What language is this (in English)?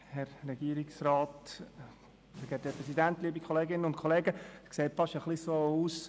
Swiss German